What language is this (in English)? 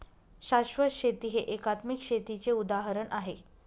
Marathi